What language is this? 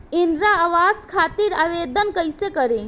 Bhojpuri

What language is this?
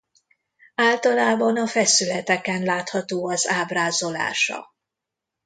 Hungarian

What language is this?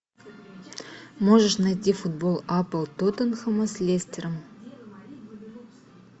Russian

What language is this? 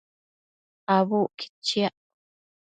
Matsés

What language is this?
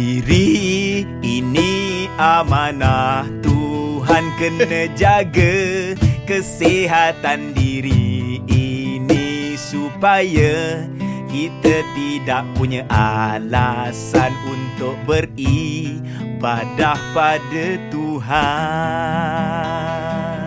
Malay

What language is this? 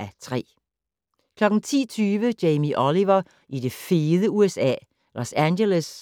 Danish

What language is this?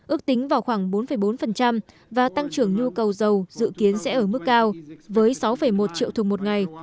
Vietnamese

